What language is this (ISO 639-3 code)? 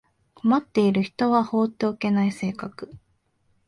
jpn